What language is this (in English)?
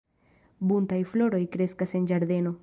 Esperanto